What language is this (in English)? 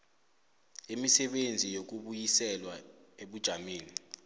South Ndebele